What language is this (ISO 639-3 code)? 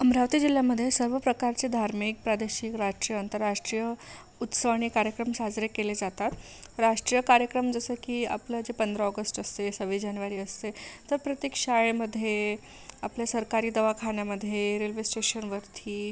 mar